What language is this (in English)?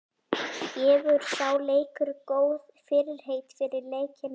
Icelandic